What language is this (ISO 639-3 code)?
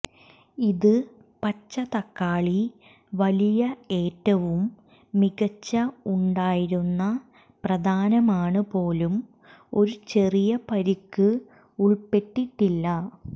mal